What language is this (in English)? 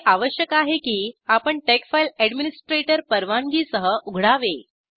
Marathi